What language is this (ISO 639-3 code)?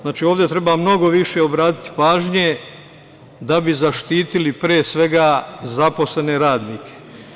srp